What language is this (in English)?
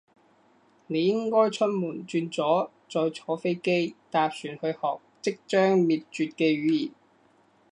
Cantonese